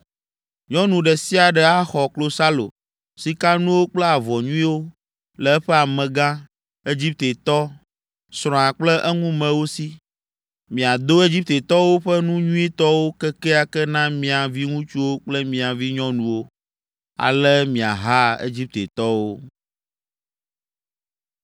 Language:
Ewe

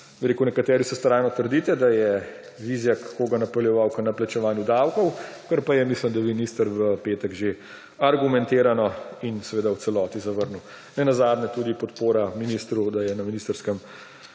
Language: Slovenian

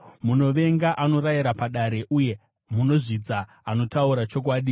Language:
Shona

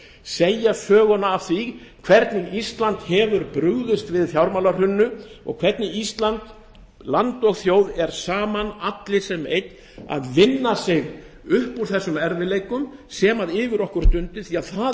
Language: Icelandic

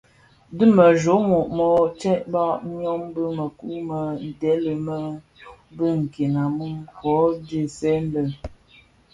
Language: Bafia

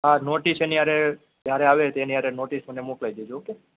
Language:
Gujarati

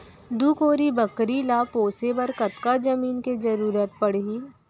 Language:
Chhattisgarhi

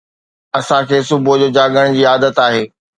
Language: Sindhi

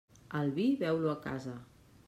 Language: Catalan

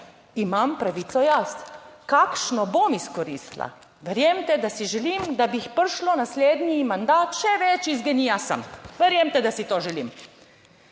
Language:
Slovenian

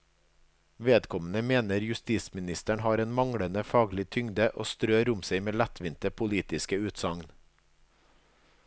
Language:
Norwegian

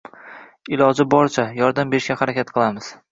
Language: Uzbek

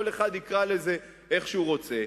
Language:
Hebrew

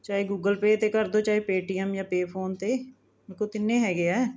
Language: Punjabi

